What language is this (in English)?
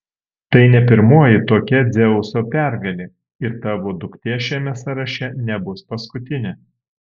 Lithuanian